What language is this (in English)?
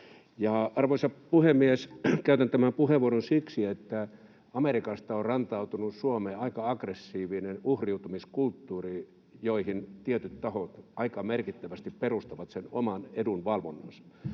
Finnish